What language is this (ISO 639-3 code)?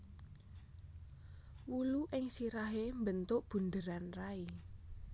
jav